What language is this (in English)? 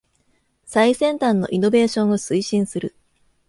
Japanese